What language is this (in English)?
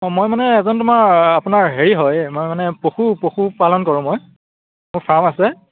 Assamese